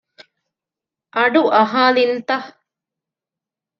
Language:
Divehi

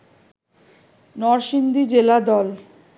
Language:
Bangla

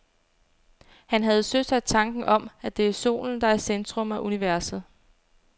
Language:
Danish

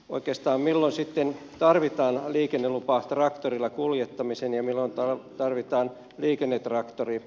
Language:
Finnish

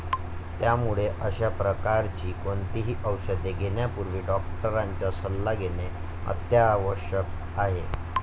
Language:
Marathi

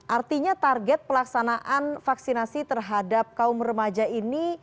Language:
Indonesian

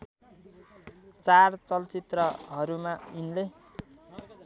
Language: Nepali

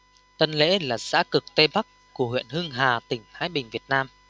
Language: Vietnamese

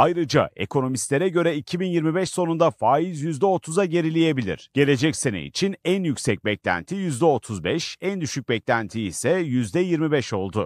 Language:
Turkish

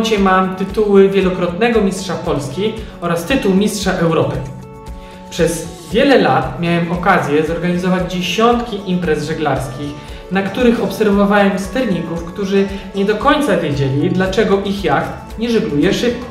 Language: Polish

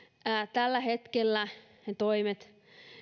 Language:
Finnish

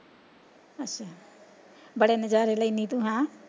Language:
Punjabi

